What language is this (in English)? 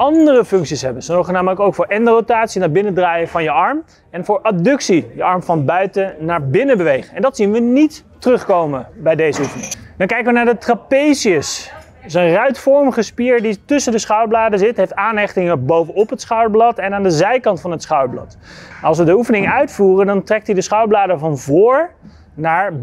Dutch